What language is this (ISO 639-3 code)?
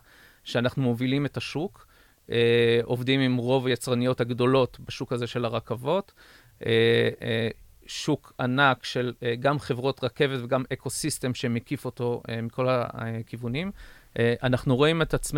heb